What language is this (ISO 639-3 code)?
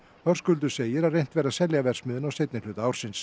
isl